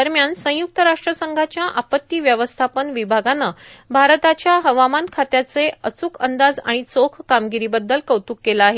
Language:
Marathi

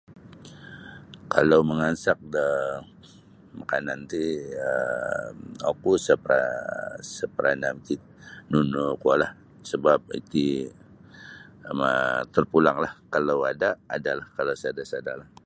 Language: Sabah Bisaya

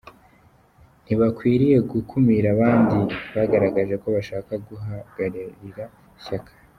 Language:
Kinyarwanda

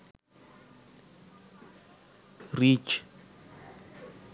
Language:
Sinhala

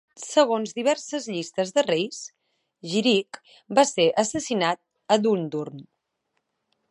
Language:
Catalan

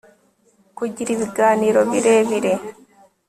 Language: Kinyarwanda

